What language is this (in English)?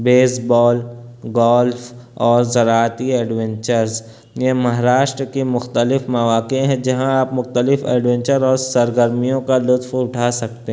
Urdu